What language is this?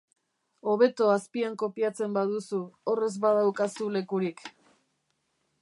Basque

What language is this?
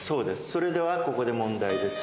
Japanese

